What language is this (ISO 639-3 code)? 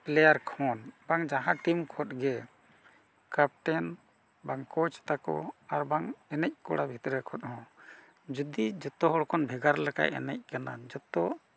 sat